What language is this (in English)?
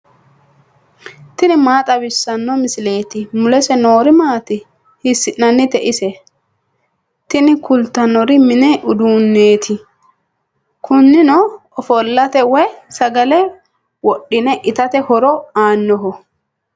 Sidamo